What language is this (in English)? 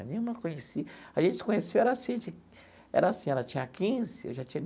Portuguese